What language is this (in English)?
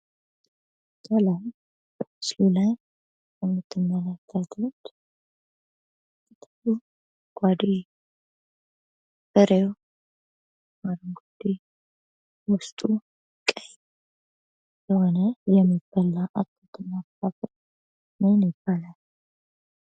Amharic